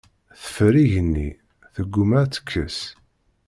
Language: Kabyle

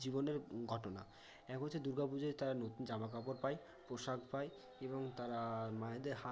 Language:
Bangla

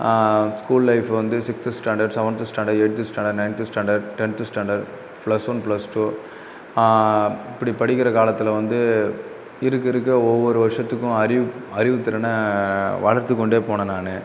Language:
Tamil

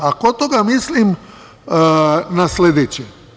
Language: Serbian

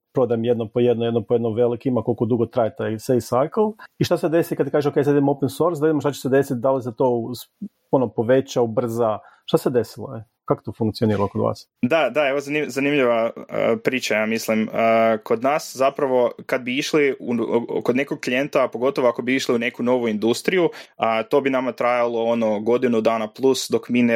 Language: Croatian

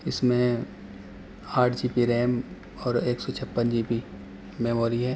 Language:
Urdu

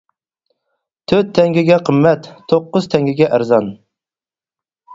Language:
Uyghur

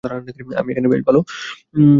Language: Bangla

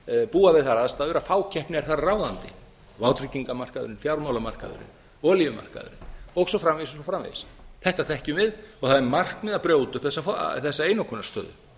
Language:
Icelandic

